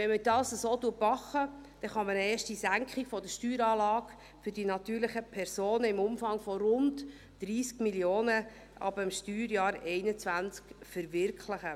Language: Swiss German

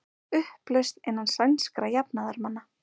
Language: Icelandic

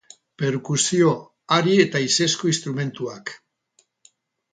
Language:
Basque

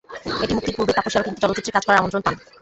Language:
Bangla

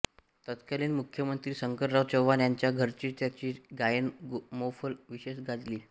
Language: Marathi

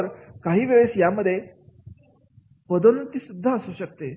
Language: Marathi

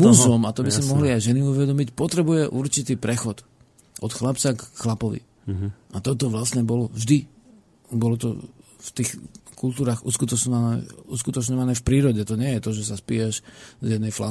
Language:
Slovak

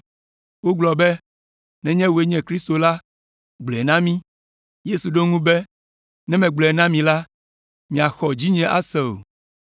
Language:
Ewe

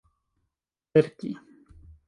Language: Esperanto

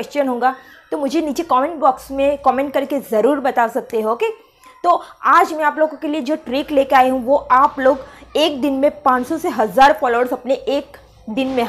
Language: Hindi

